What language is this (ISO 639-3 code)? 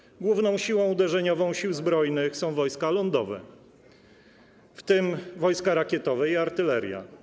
pol